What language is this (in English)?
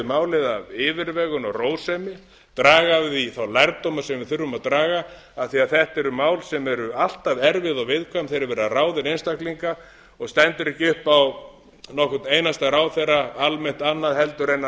Icelandic